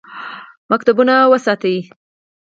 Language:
Pashto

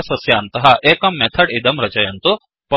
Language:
Sanskrit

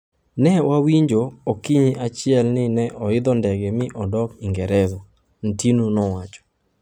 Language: Luo (Kenya and Tanzania)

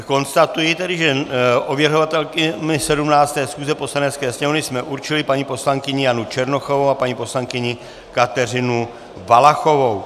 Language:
Czech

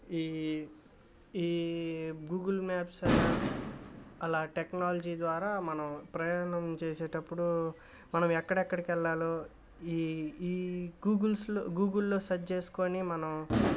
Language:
Telugu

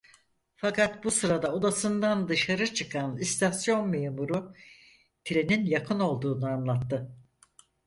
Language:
Turkish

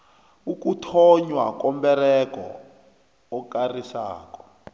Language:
South Ndebele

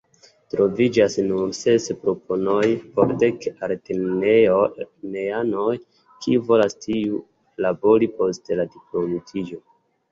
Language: Esperanto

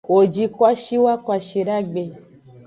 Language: Aja (Benin)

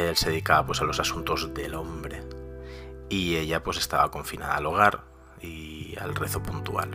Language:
Spanish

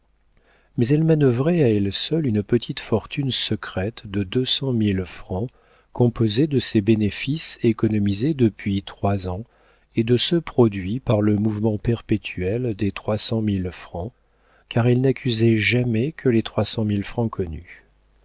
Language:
French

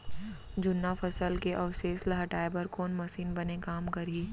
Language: Chhattisgarhi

